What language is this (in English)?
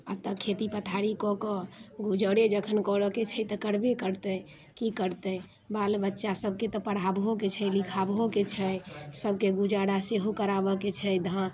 Maithili